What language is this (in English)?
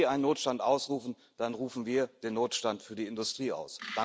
German